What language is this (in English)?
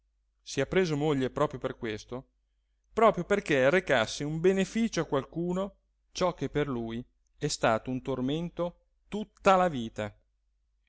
Italian